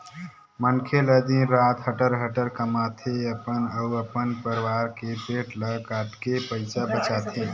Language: Chhattisgarhi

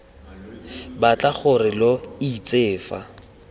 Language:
Tswana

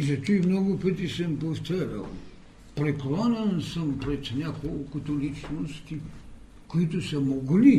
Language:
Bulgarian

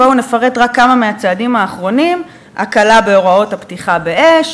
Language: Hebrew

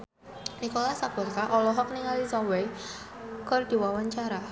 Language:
Sundanese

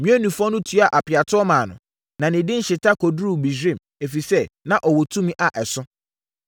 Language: Akan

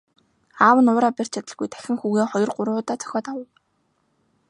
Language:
Mongolian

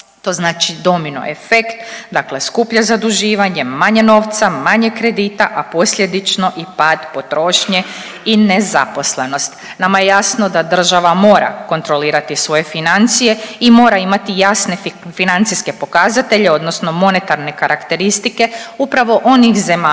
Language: Croatian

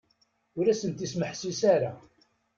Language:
Kabyle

